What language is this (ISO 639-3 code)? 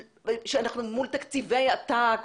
heb